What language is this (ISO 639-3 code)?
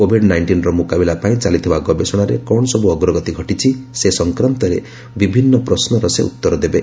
ori